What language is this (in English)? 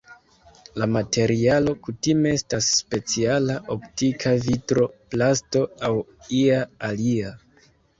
Esperanto